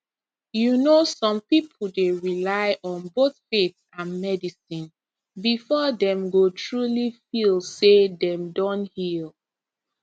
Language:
Nigerian Pidgin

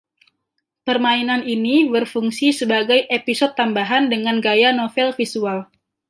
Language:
Indonesian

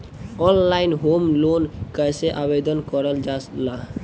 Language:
Bhojpuri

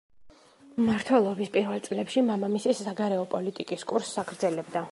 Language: Georgian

